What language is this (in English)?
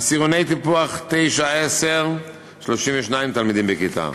Hebrew